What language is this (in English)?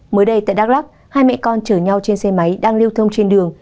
Vietnamese